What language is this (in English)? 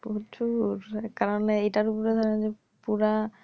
Bangla